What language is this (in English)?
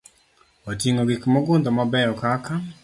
Luo (Kenya and Tanzania)